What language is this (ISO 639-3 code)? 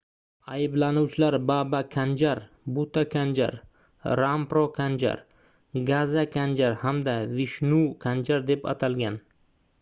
uzb